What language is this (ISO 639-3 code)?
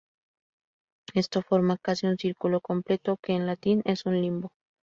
spa